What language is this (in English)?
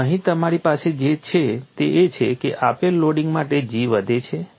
Gujarati